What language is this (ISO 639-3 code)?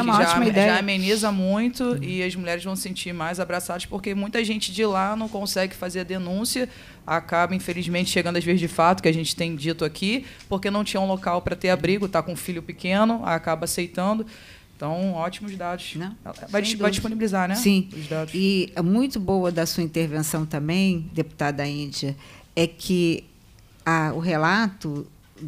por